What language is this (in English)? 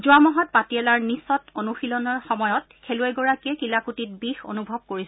Assamese